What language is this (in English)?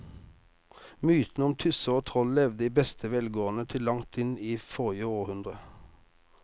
Norwegian